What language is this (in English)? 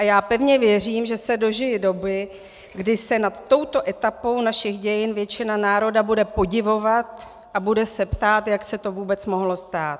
Czech